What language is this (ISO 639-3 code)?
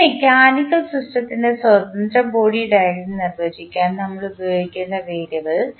mal